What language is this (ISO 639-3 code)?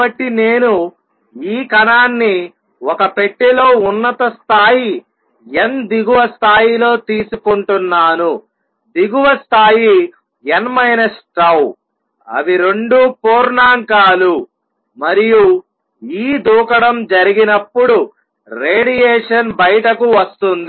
tel